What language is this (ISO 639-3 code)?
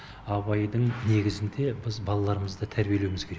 kaz